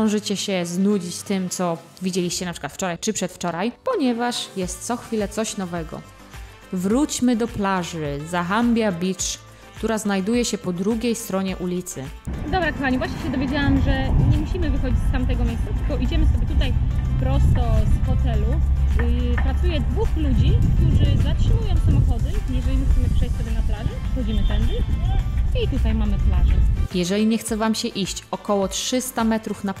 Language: Polish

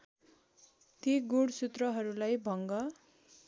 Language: Nepali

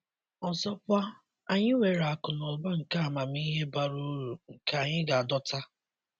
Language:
Igbo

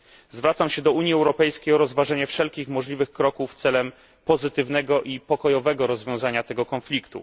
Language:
Polish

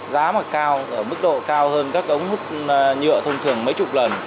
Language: Vietnamese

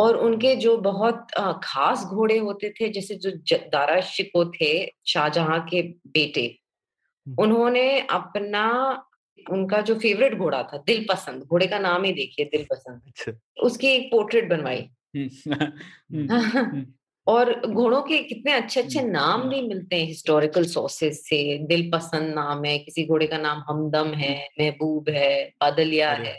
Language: Hindi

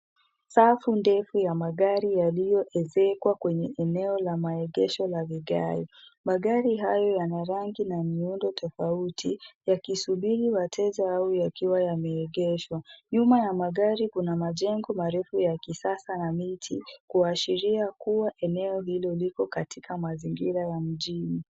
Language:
Swahili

